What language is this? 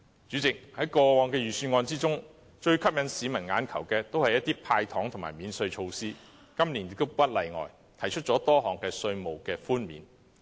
Cantonese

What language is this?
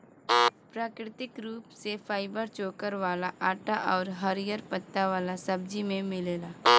Bhojpuri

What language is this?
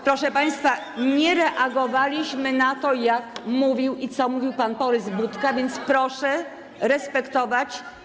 Polish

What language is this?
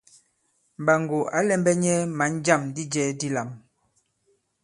Bankon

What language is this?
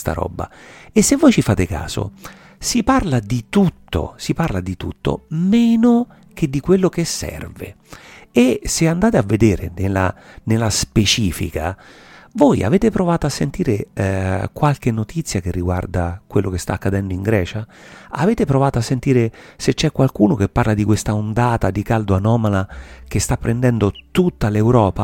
Italian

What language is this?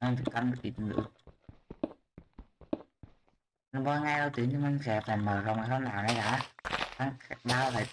Vietnamese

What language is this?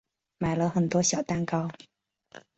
Chinese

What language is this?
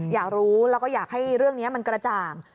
Thai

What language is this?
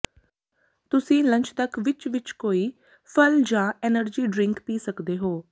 Punjabi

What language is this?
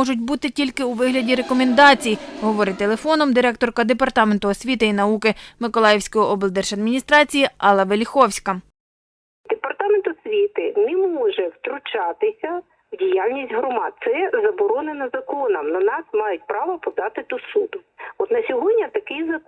Ukrainian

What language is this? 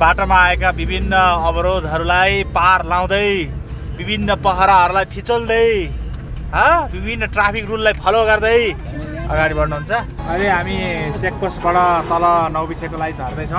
Arabic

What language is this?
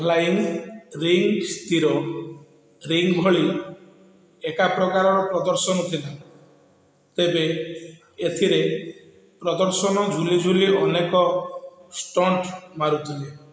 Odia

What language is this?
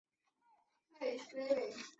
Chinese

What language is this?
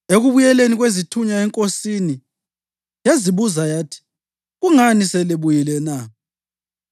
North Ndebele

